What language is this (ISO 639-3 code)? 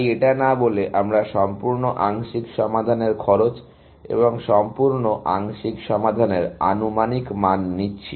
ben